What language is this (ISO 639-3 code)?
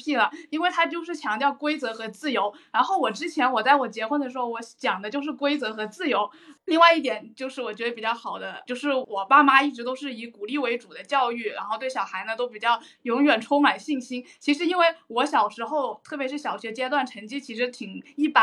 zho